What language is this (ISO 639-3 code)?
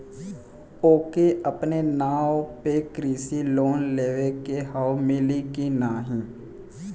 bho